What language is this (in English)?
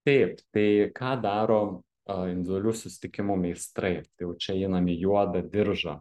Lithuanian